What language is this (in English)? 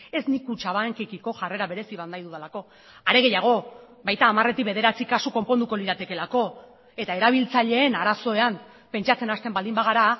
Basque